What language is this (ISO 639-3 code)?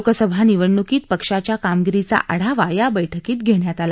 mar